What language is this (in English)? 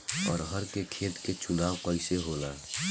Bhojpuri